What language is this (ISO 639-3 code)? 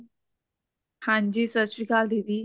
pan